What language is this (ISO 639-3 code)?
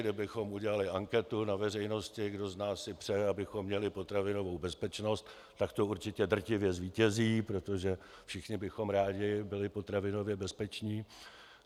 ces